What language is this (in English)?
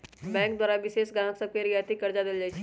Magahi